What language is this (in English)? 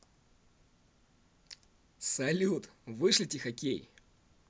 Russian